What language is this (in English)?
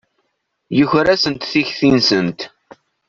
Kabyle